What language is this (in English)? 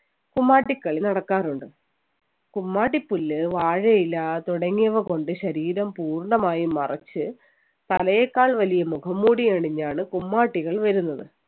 Malayalam